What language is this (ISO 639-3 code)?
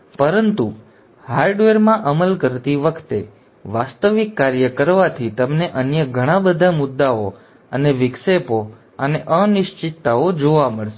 guj